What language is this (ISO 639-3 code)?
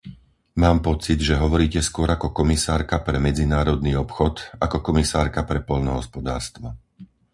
slk